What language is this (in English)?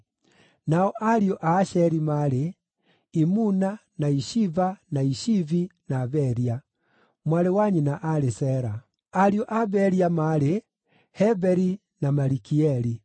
Kikuyu